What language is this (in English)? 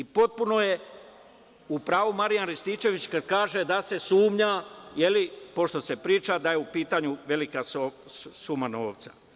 Serbian